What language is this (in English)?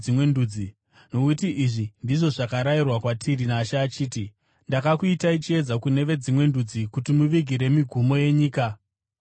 Shona